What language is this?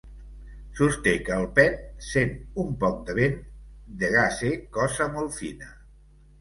Catalan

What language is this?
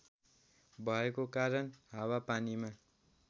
Nepali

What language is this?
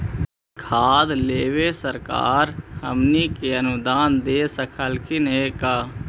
Magahi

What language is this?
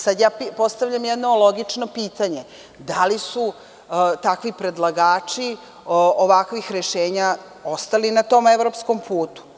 Serbian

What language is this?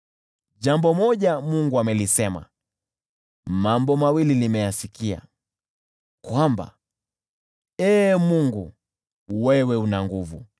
Swahili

